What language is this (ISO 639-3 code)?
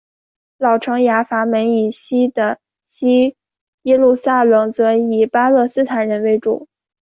zho